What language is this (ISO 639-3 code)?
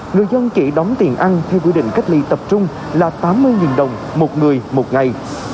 vie